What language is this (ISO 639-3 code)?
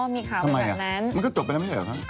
tha